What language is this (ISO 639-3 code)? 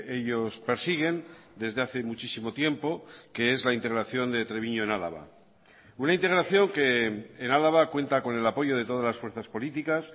spa